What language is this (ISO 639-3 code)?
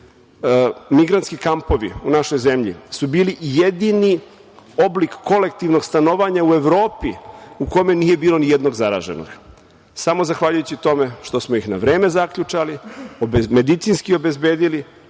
srp